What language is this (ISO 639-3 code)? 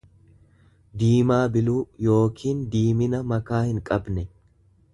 orm